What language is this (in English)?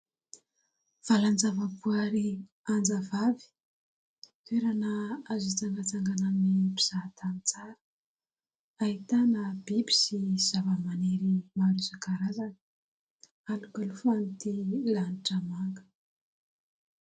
Malagasy